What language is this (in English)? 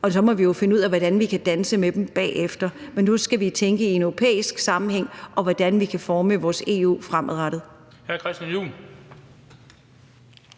Danish